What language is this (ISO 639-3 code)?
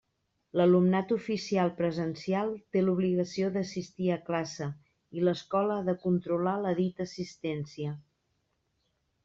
cat